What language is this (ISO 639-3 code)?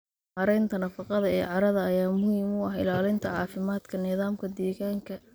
som